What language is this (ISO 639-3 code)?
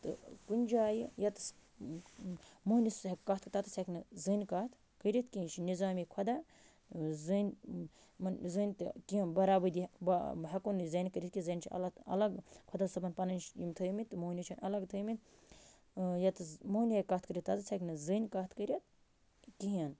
kas